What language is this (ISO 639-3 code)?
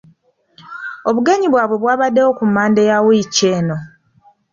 lug